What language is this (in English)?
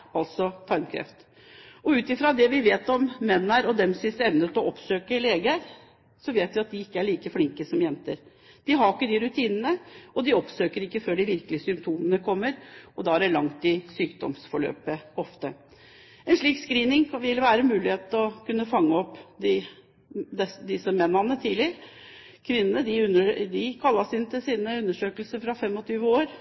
Norwegian Bokmål